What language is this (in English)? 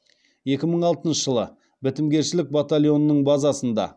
Kazakh